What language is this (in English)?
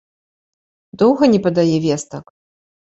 Belarusian